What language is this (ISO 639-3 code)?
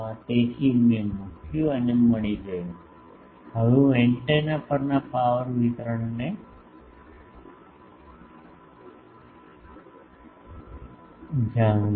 guj